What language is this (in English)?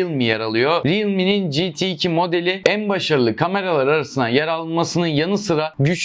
Turkish